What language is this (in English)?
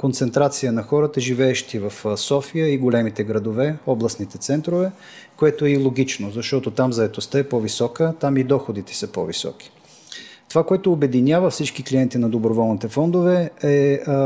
Bulgarian